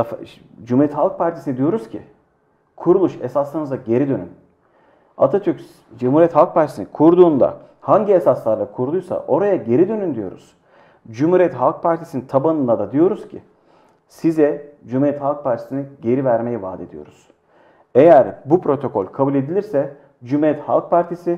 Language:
Turkish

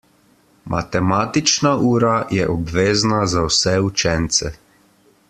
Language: Slovenian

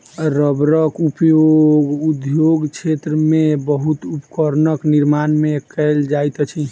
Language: Maithili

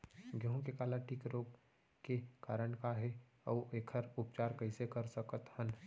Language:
Chhattisgarhi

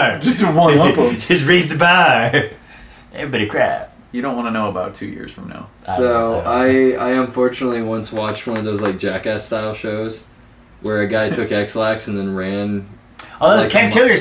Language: English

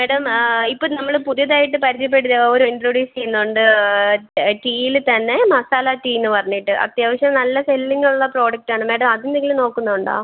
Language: Malayalam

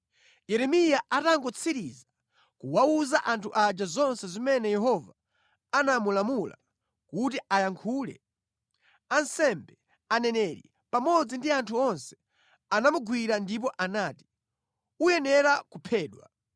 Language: Nyanja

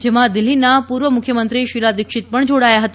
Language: Gujarati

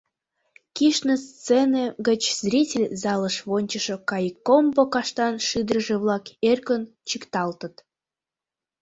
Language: Mari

